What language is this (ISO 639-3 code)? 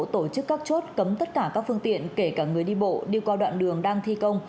vie